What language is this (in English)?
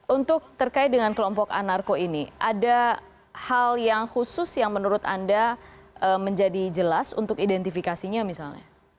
Indonesian